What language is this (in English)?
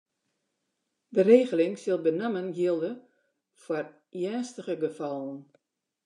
Western Frisian